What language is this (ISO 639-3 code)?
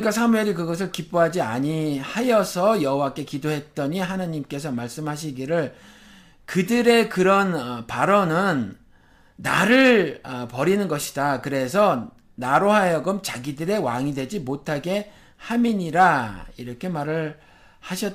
kor